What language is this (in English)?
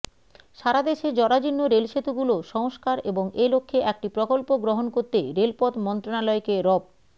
Bangla